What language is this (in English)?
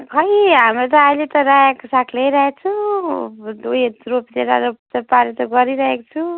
Nepali